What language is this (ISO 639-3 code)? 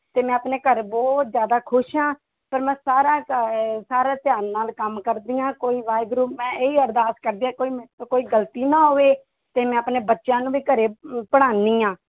pan